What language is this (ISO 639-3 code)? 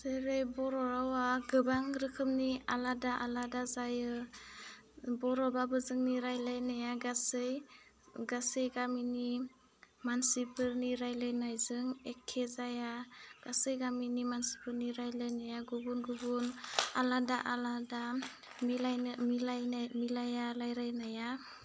brx